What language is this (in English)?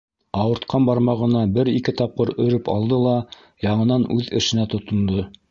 Bashkir